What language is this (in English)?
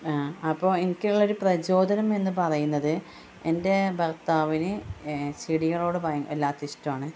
Malayalam